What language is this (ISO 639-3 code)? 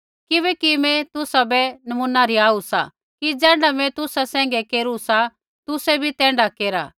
kfx